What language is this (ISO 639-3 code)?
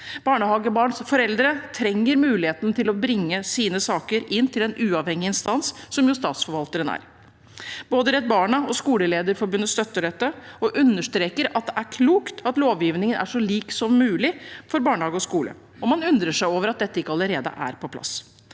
nor